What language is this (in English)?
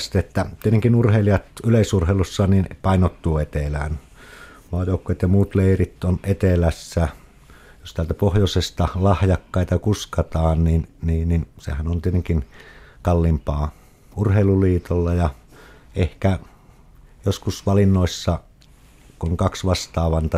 Finnish